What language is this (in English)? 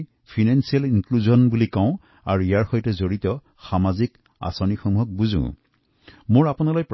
Assamese